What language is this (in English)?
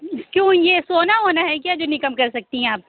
Urdu